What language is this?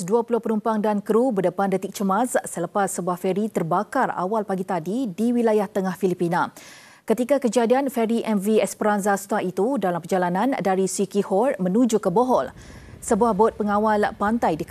Malay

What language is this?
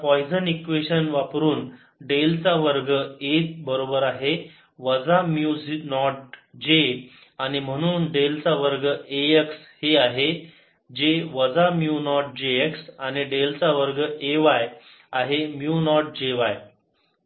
Marathi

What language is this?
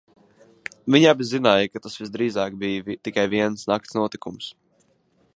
Latvian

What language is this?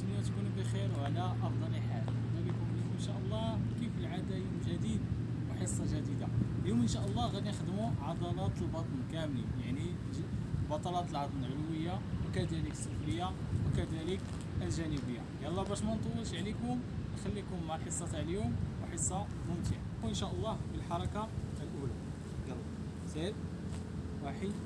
Arabic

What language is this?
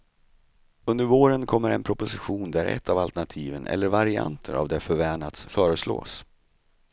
Swedish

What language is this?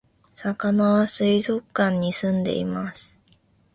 Japanese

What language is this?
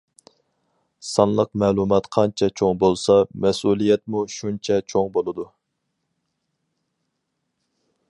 Uyghur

